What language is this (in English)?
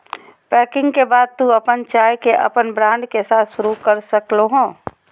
Magahi